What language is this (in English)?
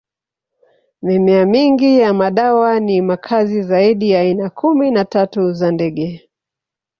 Swahili